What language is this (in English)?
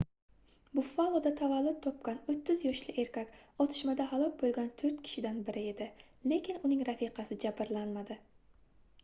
Uzbek